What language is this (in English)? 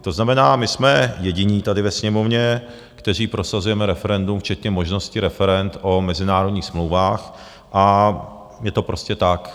Czech